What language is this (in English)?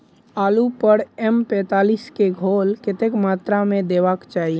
Maithili